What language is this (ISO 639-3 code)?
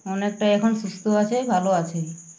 ben